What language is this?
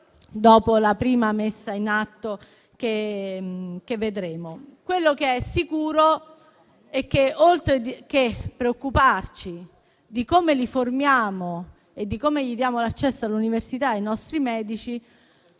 Italian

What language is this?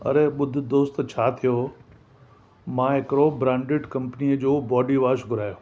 Sindhi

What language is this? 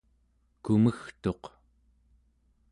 Central Yupik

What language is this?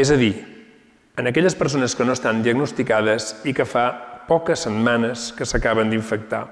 Catalan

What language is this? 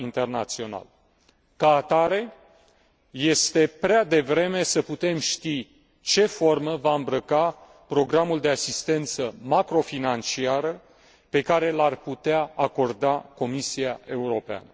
Romanian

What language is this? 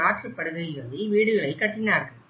Tamil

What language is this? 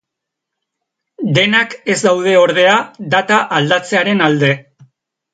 Basque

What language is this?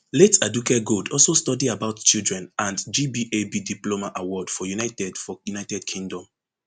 Nigerian Pidgin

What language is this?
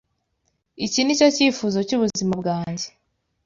Kinyarwanda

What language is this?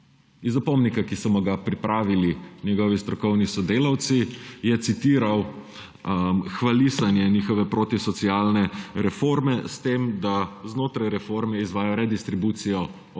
Slovenian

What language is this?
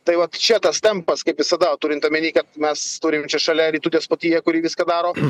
Lithuanian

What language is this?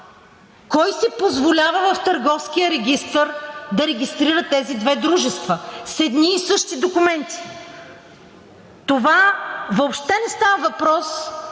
Bulgarian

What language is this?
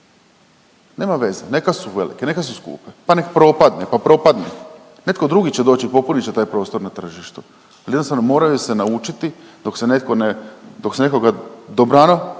Croatian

